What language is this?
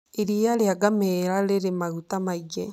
Kikuyu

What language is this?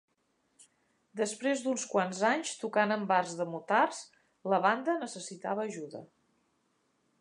Catalan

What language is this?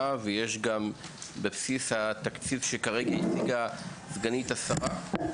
Hebrew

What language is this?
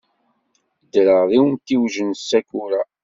Kabyle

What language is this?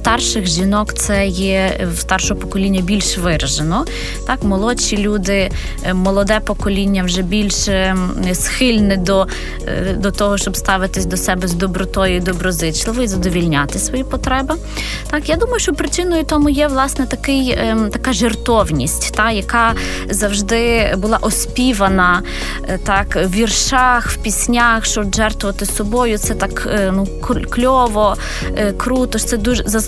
Ukrainian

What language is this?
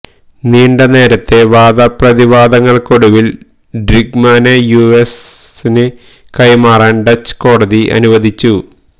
Malayalam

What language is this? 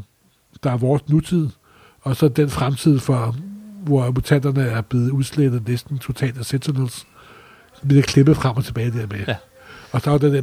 Danish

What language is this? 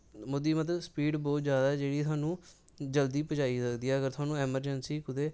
Dogri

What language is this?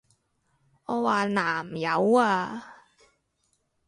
Cantonese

